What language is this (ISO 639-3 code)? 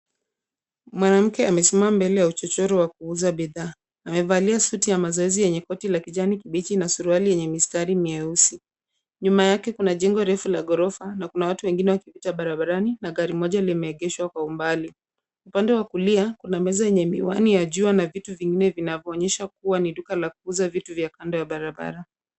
swa